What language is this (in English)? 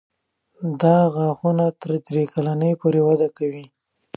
Pashto